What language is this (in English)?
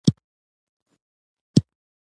Pashto